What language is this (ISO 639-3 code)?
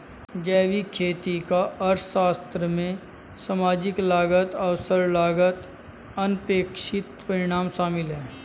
hin